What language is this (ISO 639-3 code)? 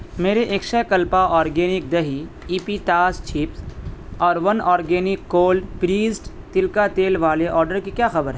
urd